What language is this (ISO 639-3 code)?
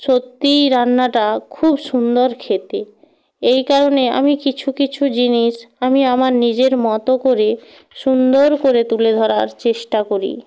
ben